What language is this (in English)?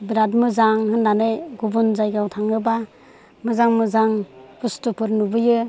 Bodo